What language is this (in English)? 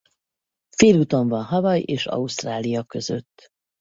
Hungarian